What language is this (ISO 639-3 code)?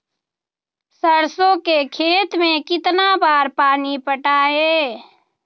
mag